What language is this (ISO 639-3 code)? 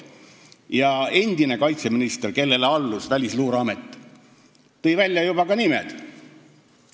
est